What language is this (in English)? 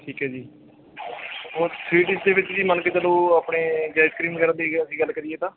Punjabi